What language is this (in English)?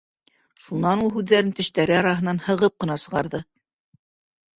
Bashkir